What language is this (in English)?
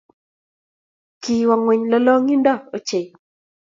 Kalenjin